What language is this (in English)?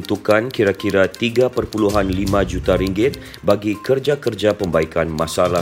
Malay